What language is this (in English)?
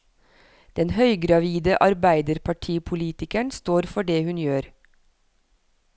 Norwegian